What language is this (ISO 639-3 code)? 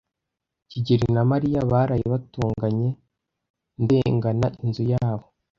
kin